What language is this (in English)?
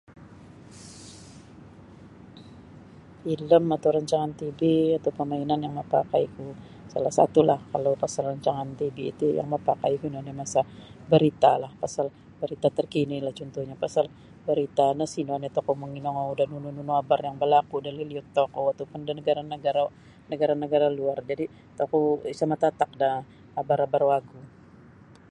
Sabah Bisaya